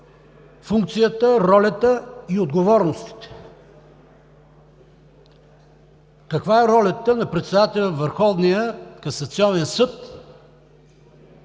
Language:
Bulgarian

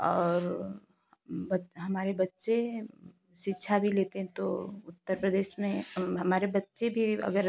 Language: Hindi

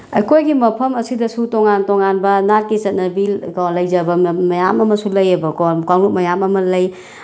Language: Manipuri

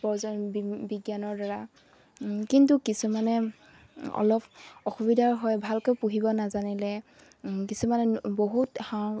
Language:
Assamese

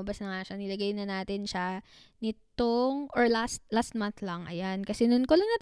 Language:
Filipino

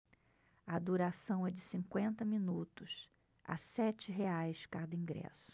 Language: Portuguese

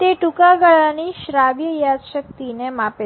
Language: Gujarati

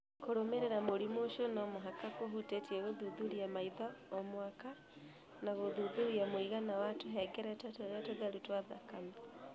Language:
Kikuyu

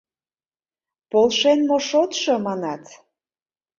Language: Mari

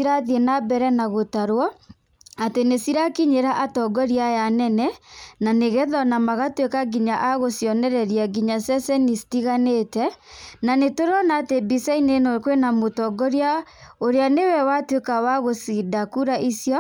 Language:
Kikuyu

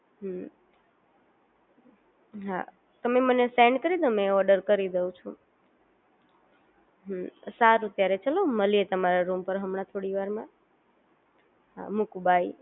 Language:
Gujarati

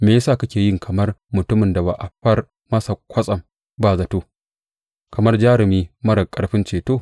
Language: Hausa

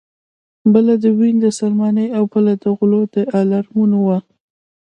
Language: Pashto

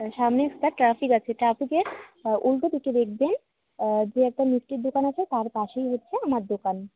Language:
Bangla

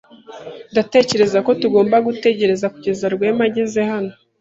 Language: Kinyarwanda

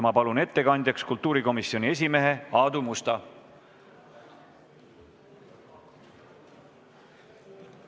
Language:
Estonian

